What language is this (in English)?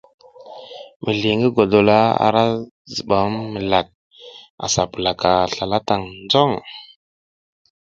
South Giziga